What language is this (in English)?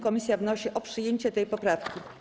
Polish